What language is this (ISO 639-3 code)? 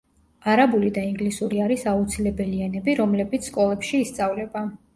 kat